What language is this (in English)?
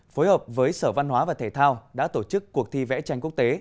Vietnamese